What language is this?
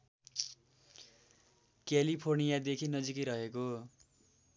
Nepali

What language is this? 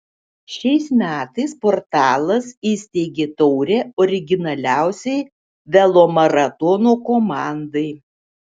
Lithuanian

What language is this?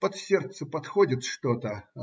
Russian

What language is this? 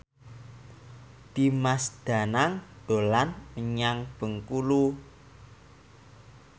Javanese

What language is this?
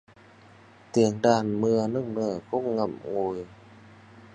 Vietnamese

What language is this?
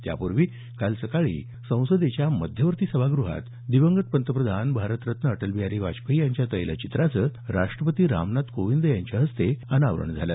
Marathi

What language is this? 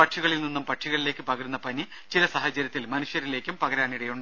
Malayalam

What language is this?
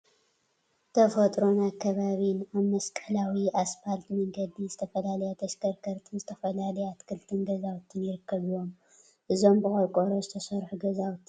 Tigrinya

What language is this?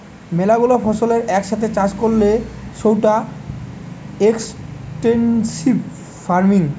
Bangla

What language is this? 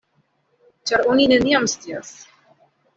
Esperanto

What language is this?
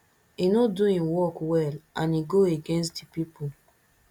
Nigerian Pidgin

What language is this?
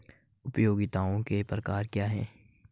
Hindi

